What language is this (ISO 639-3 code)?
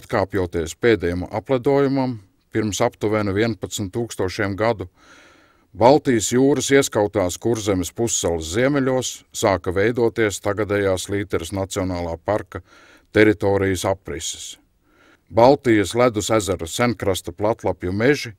lav